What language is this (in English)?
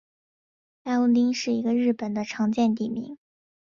Chinese